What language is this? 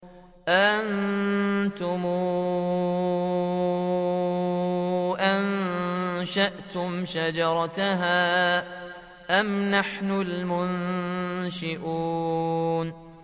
Arabic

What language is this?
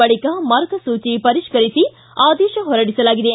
Kannada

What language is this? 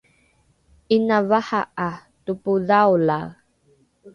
Rukai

